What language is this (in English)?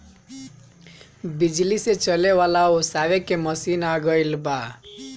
Bhojpuri